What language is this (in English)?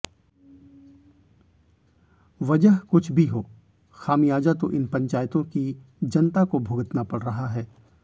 Hindi